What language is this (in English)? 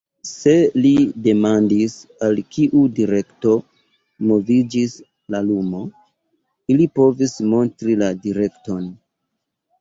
Esperanto